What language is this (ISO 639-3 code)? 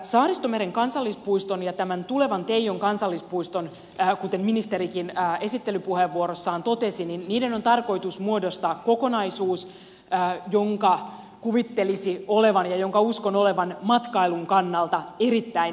fin